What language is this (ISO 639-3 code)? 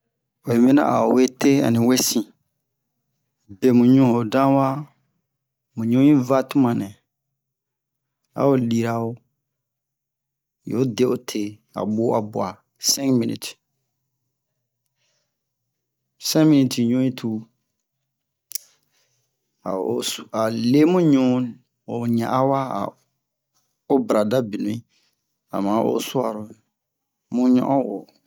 bmq